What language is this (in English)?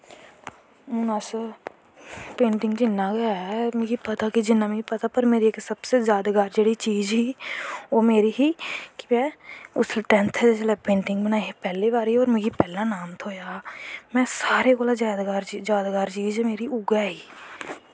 Dogri